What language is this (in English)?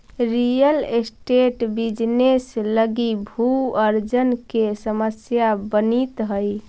Magahi